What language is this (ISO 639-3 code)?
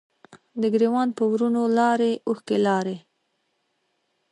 pus